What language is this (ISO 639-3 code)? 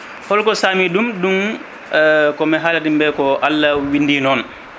ful